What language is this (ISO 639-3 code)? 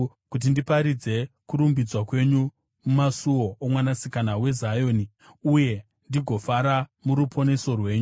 sna